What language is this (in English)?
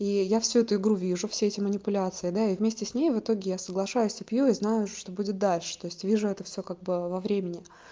Russian